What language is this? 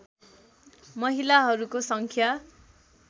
Nepali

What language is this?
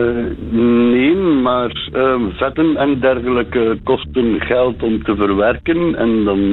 Dutch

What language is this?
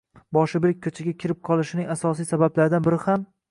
Uzbek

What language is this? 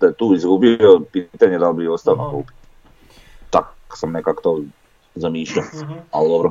Croatian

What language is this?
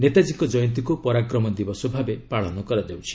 Odia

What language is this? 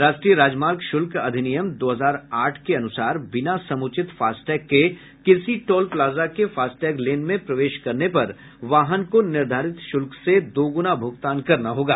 Hindi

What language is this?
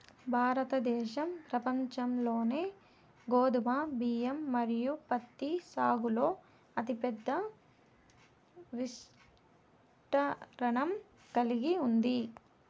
Telugu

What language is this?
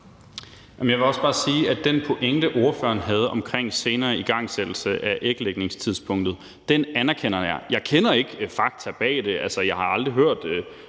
Danish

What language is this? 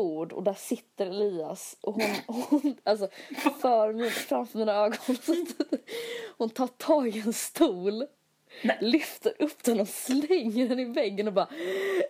Swedish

